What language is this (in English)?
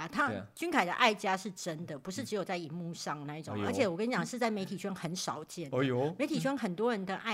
Chinese